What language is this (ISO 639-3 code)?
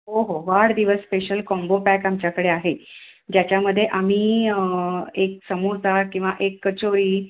mar